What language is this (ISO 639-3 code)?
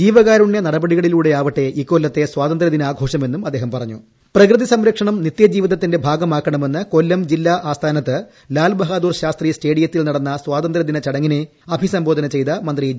mal